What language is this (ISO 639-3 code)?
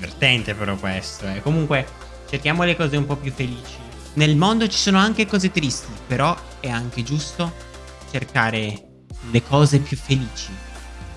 ita